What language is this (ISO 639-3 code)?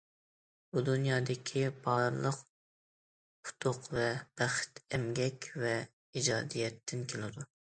uig